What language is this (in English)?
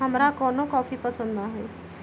Magahi